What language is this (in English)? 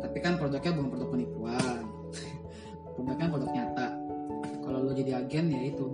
Indonesian